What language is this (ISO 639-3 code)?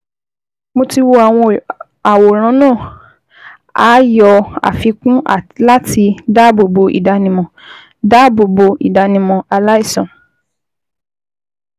yor